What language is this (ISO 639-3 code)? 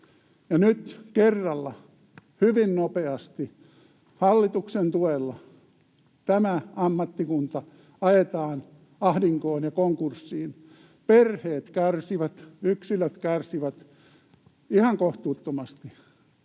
fin